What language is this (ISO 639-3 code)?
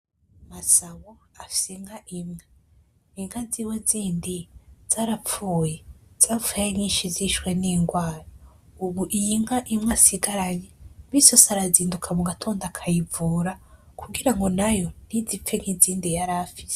run